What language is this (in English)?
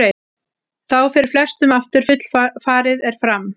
Icelandic